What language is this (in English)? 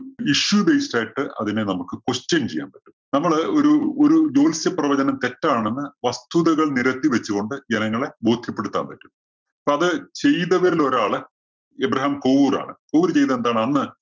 Malayalam